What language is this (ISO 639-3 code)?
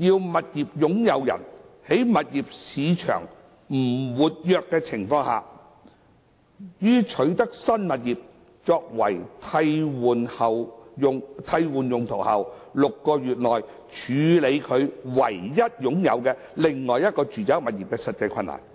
yue